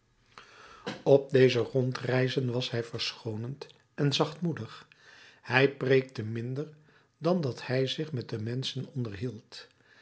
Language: Dutch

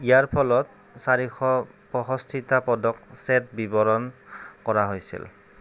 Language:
Assamese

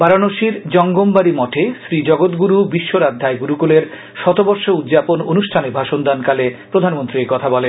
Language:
Bangla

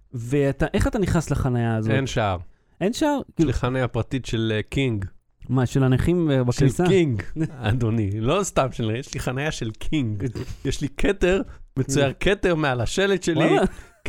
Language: Hebrew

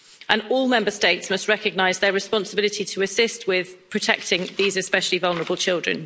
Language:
English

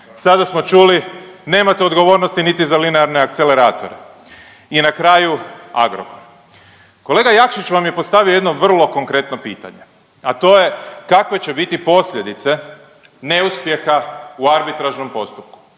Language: Croatian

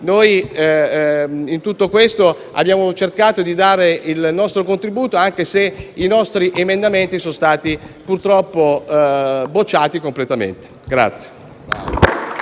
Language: Italian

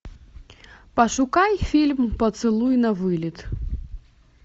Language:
Russian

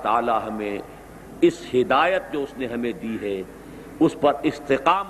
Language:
Urdu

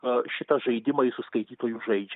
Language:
Lithuanian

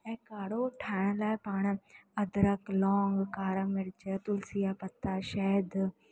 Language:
Sindhi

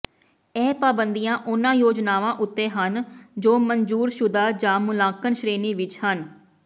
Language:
Punjabi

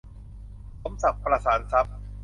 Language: Thai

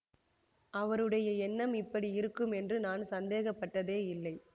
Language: Tamil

